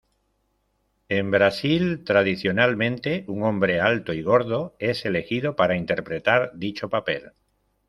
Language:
Spanish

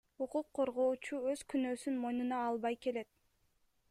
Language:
Kyrgyz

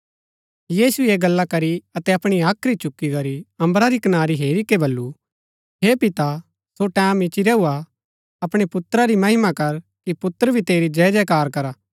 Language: Gaddi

